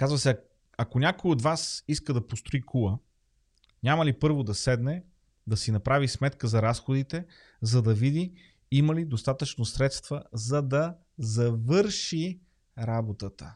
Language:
Bulgarian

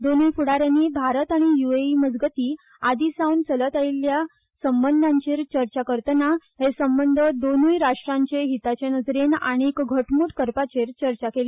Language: Konkani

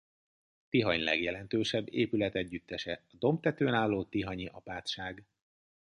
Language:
Hungarian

